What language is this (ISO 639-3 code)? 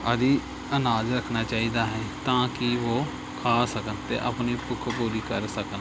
pan